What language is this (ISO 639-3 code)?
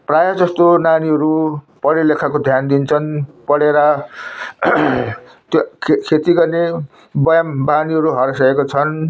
nep